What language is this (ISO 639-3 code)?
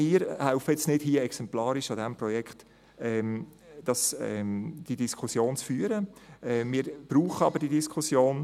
gsw